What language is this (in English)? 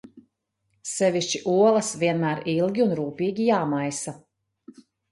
Latvian